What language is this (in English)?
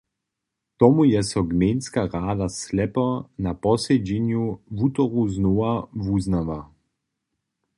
Upper Sorbian